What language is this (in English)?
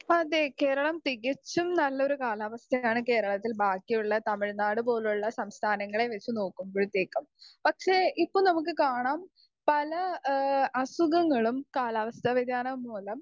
Malayalam